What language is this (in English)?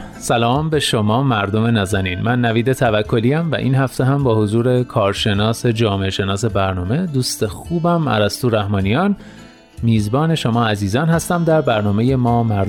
Persian